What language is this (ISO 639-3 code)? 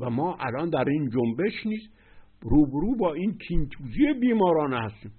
fas